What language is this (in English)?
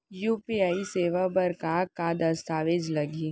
Chhattisgarhi